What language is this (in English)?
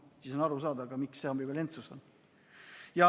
Estonian